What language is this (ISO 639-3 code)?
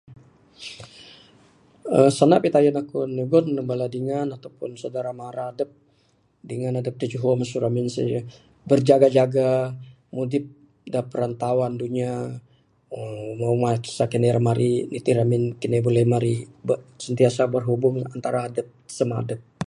sdo